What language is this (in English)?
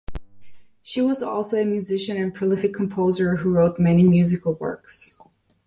English